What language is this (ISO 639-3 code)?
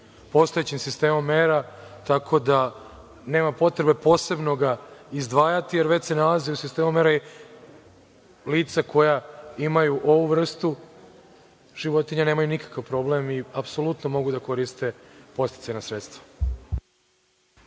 srp